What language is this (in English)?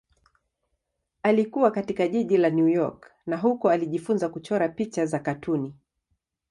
Swahili